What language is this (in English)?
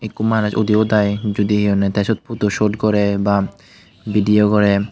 Chakma